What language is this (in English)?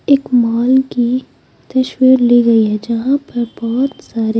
Hindi